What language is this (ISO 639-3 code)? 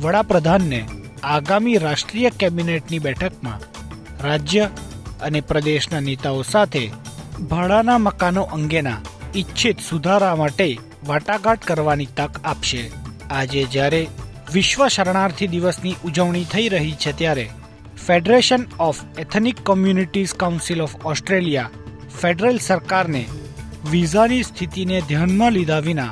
guj